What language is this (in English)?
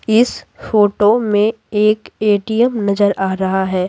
Hindi